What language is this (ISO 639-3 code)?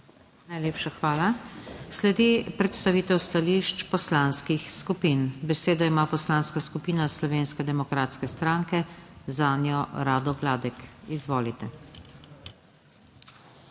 slv